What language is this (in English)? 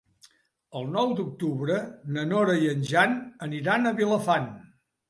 Catalan